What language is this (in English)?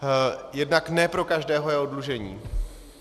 Czech